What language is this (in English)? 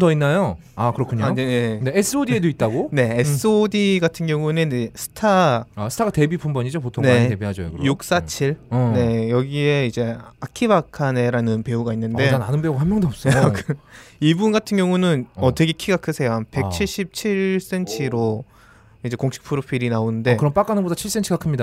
Korean